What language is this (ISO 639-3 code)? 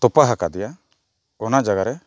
sat